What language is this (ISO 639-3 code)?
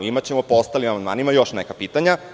srp